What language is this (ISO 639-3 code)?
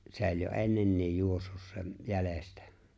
fin